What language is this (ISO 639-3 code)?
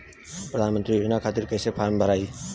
bho